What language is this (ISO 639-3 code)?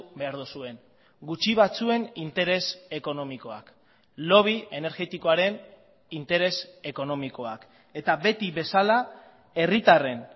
eus